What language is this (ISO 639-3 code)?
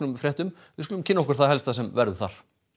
isl